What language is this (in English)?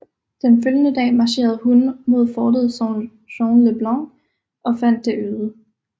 Danish